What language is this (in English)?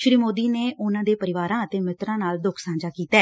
Punjabi